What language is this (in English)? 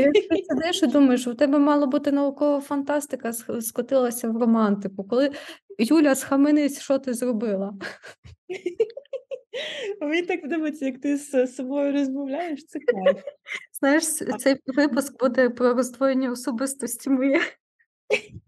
Ukrainian